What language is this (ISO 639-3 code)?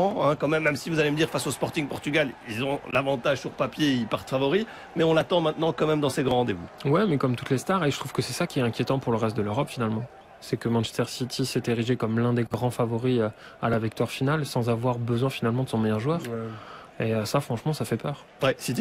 fra